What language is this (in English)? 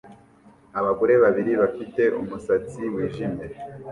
Kinyarwanda